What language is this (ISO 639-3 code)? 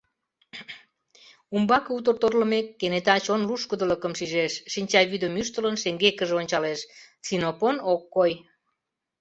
chm